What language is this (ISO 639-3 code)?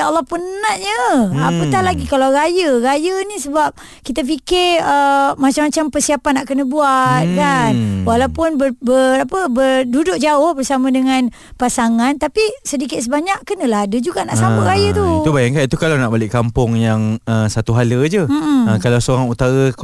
msa